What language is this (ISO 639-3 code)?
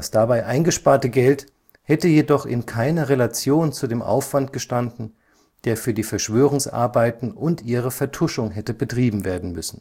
deu